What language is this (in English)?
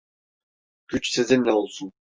Turkish